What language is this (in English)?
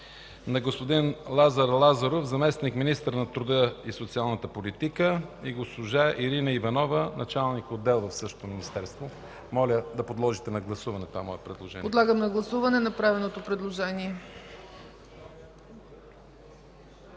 Bulgarian